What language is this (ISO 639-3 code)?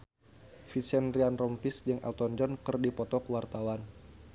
sun